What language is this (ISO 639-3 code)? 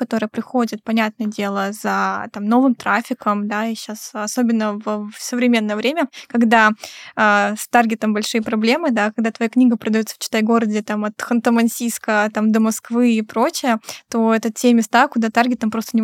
rus